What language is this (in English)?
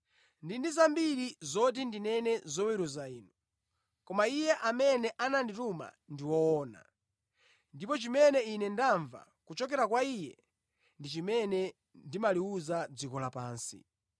Nyanja